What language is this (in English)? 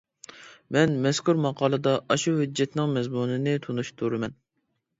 Uyghur